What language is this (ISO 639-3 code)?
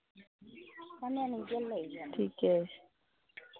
mai